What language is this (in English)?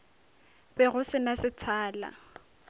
Northern Sotho